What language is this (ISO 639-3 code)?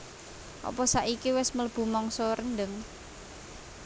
jav